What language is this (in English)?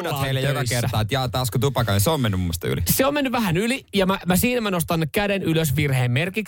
Finnish